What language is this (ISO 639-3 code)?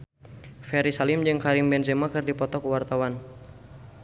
sun